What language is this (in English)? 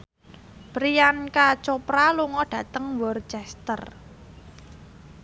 Javanese